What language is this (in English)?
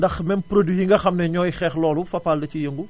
Wolof